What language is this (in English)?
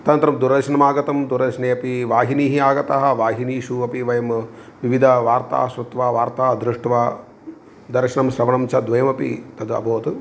Sanskrit